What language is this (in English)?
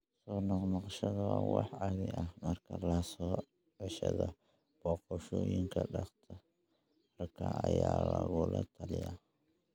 Somali